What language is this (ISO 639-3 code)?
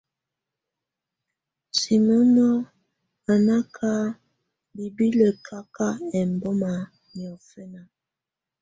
tvu